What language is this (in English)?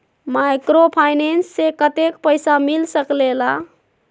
Magahi